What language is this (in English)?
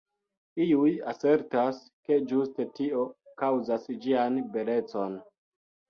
Esperanto